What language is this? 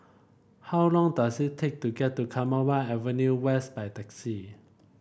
English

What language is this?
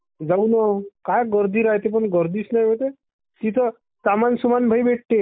Marathi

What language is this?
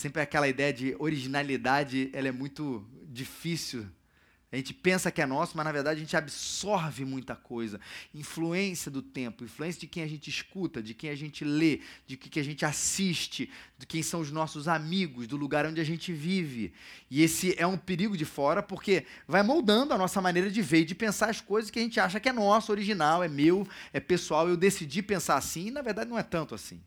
Portuguese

